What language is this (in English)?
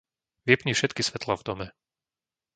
Slovak